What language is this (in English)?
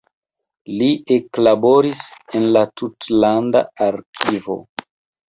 Esperanto